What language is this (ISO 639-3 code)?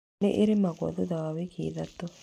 kik